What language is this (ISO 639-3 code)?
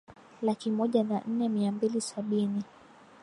swa